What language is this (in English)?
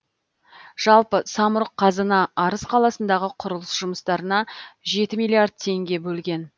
Kazakh